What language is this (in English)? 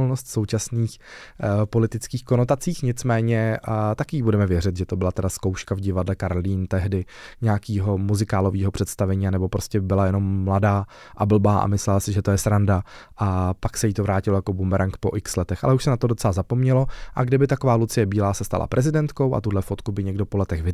Czech